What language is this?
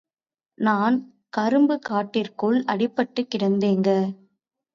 Tamil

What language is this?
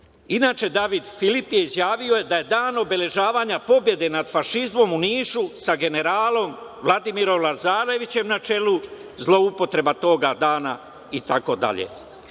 Serbian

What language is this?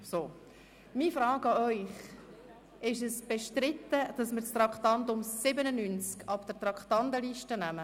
Swiss German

